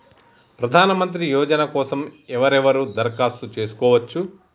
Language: Telugu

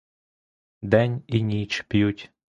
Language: Ukrainian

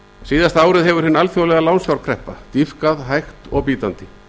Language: Icelandic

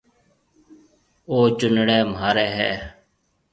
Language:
Marwari (Pakistan)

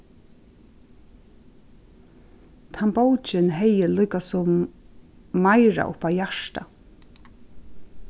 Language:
Faroese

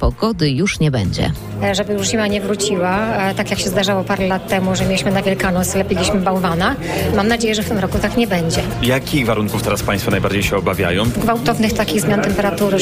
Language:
Polish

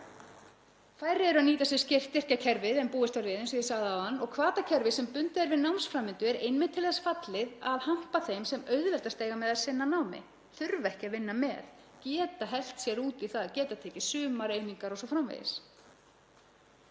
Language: Icelandic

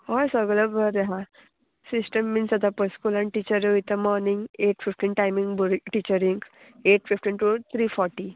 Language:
Konkani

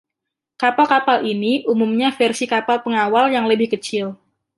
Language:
Indonesian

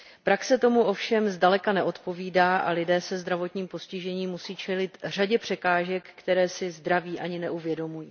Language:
Czech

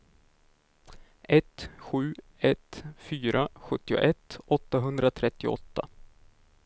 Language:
Swedish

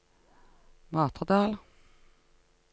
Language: Norwegian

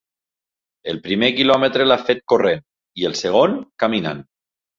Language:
Catalan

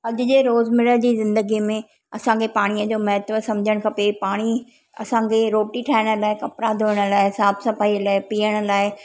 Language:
Sindhi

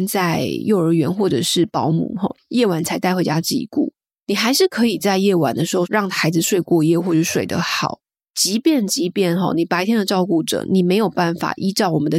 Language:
Chinese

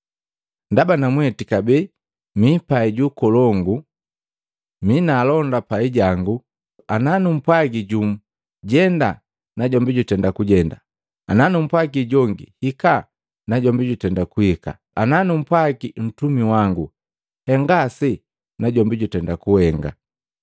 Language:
Matengo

